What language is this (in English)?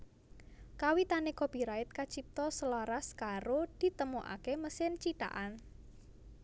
Javanese